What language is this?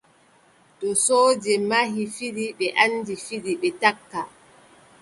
Adamawa Fulfulde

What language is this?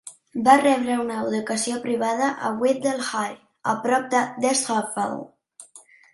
Catalan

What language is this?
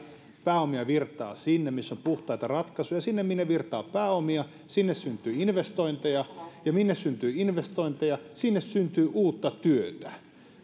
Finnish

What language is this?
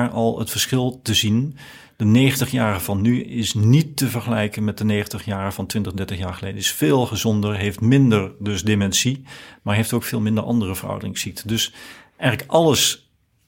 Dutch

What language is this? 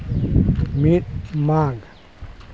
Santali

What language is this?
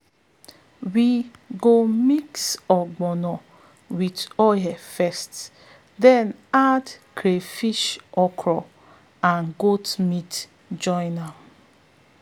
Nigerian Pidgin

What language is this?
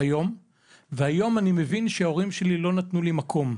Hebrew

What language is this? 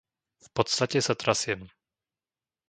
Slovak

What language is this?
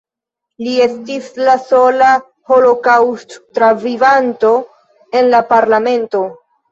Esperanto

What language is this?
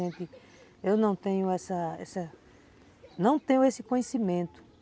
Portuguese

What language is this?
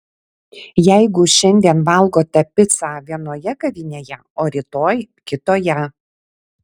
Lithuanian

